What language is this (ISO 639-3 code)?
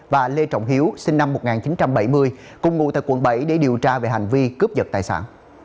vie